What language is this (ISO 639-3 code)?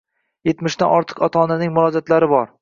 uzb